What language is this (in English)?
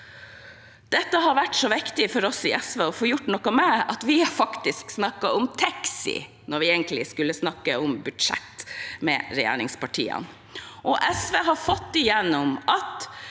Norwegian